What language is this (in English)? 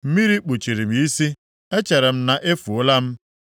Igbo